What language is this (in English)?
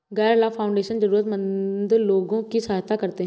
Hindi